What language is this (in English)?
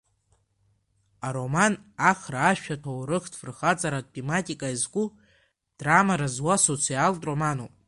Abkhazian